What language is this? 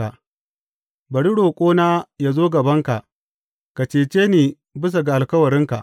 Hausa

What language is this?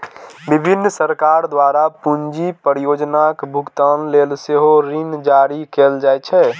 Maithili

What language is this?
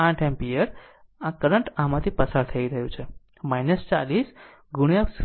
Gujarati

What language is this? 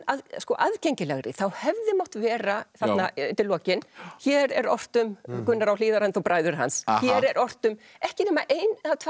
Icelandic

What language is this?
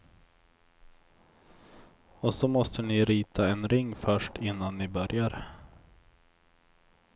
Swedish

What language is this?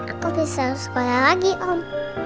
Indonesian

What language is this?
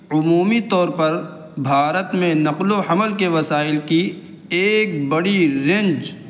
Urdu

